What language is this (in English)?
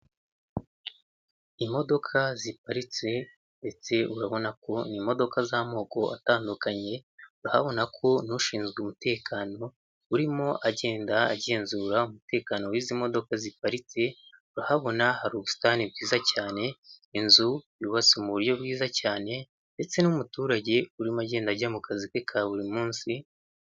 Kinyarwanda